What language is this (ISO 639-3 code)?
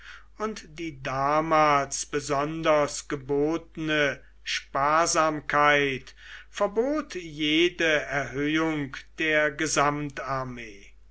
deu